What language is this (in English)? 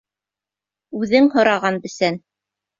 Bashkir